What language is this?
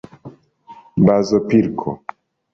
Esperanto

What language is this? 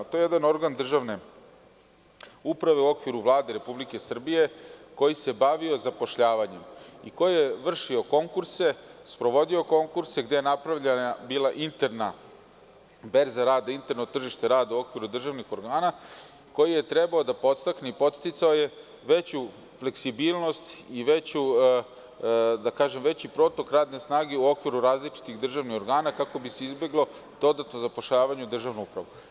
Serbian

